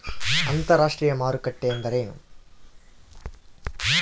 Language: Kannada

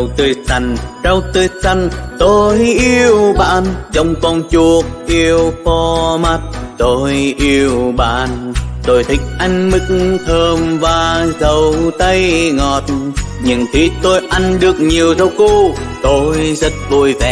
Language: Vietnamese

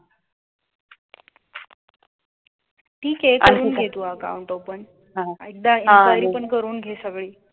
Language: Marathi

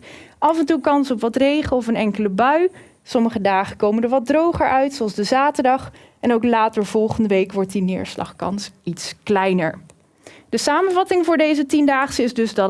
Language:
Dutch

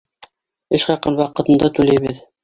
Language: Bashkir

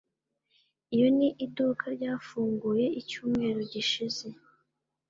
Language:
Kinyarwanda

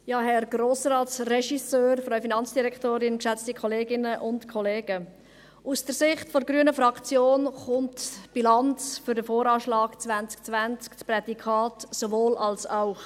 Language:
Swiss German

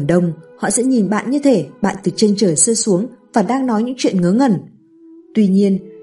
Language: Vietnamese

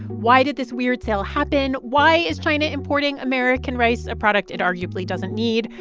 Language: English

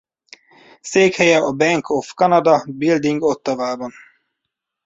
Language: Hungarian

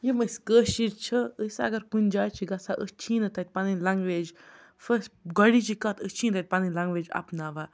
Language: Kashmiri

